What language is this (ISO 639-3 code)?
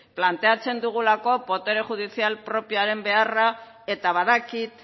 eus